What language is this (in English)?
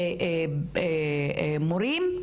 Hebrew